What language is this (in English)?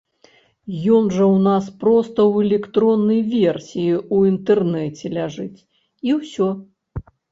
Belarusian